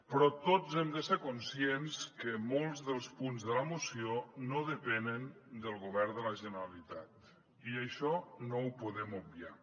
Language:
Catalan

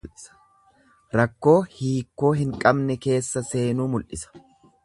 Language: Oromo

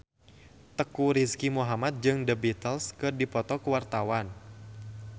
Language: Sundanese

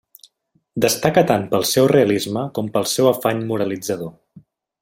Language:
Catalan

